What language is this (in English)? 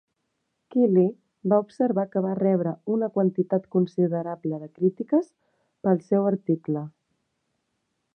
Catalan